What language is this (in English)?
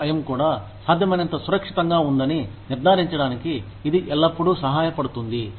Telugu